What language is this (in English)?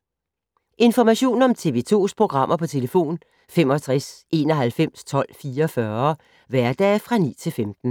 Danish